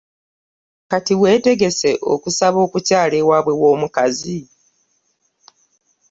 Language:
Ganda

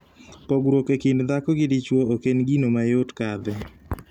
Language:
Luo (Kenya and Tanzania)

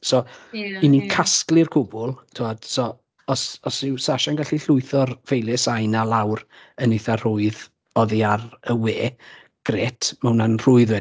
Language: Welsh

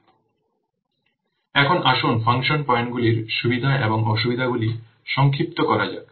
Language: Bangla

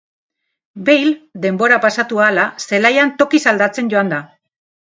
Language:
Basque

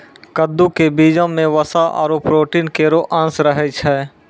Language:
Maithili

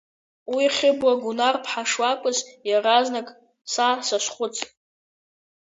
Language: Abkhazian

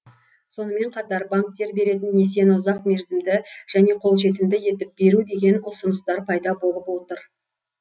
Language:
Kazakh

